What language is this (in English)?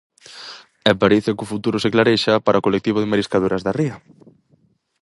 Galician